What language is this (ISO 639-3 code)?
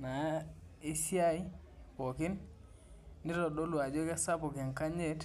mas